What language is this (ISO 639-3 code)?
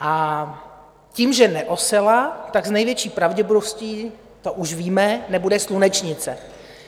ces